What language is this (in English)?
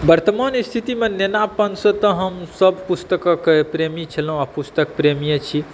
Maithili